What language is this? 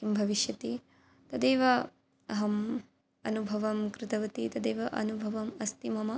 Sanskrit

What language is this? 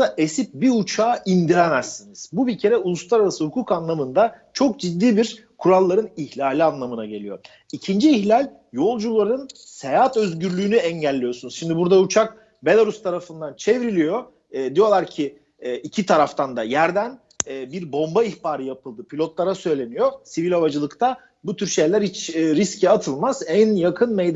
Turkish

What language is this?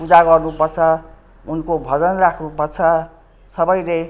Nepali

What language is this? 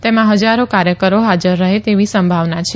Gujarati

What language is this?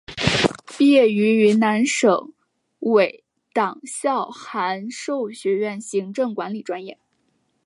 Chinese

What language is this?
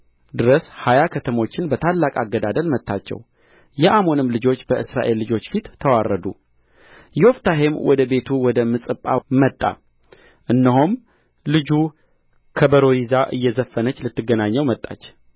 Amharic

